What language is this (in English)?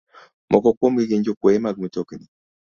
Luo (Kenya and Tanzania)